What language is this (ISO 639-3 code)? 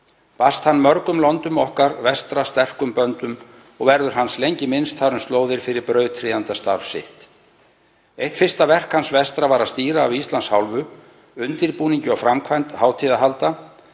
isl